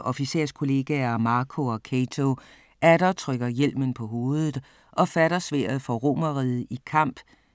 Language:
Danish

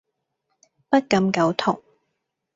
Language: Cantonese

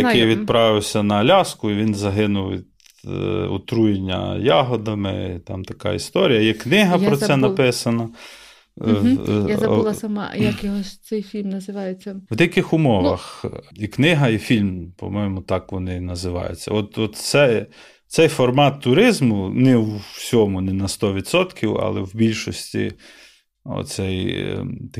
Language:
Ukrainian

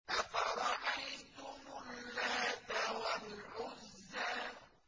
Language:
Arabic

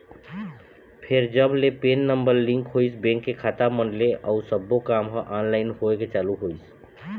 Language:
Chhattisgarhi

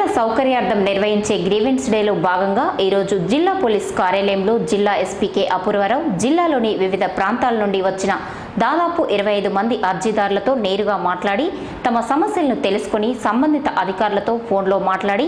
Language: Romanian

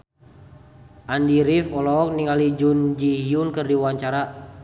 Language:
Sundanese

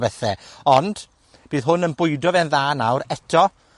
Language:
Welsh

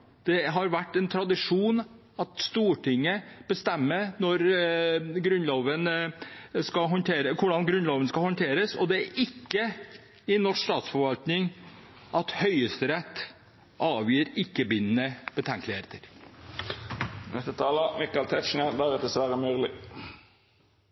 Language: Norwegian Bokmål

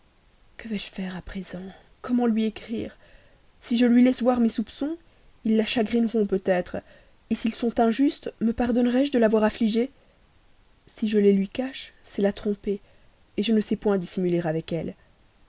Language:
French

